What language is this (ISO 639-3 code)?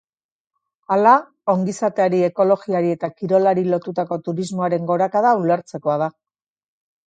eus